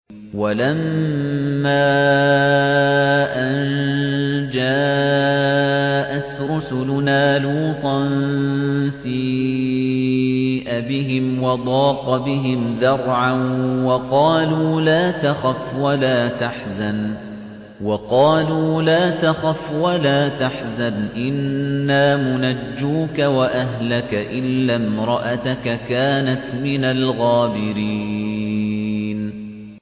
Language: Arabic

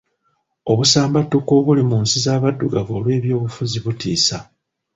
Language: Ganda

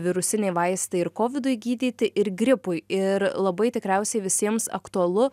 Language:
Lithuanian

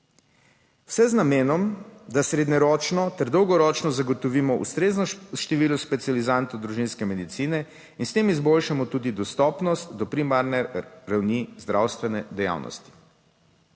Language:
Slovenian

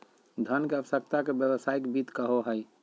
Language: Magahi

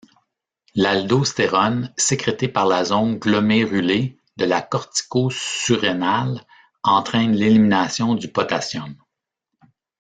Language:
French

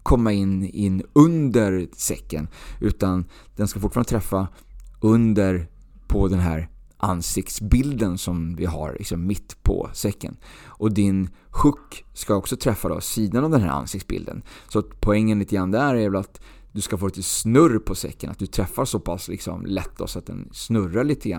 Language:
Swedish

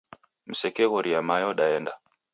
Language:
Taita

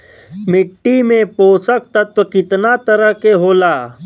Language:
Bhojpuri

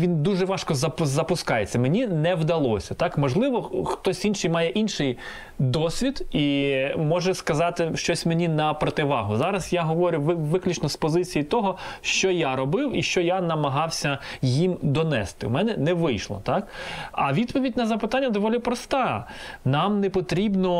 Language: Ukrainian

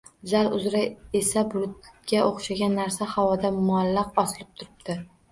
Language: Uzbek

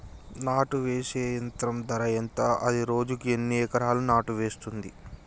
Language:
Telugu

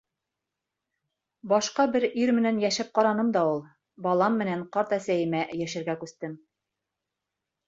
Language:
Bashkir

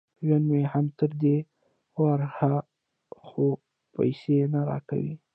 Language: Pashto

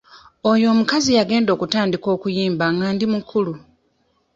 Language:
Ganda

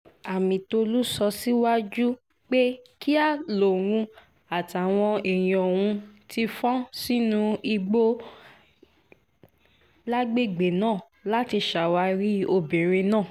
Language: Yoruba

